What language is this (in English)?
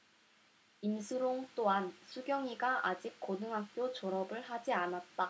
Korean